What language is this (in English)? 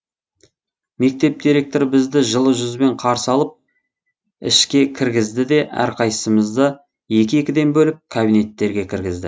Kazakh